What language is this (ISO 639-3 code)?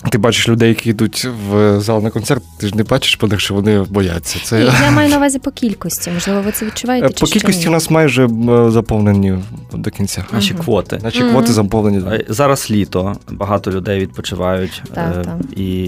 ukr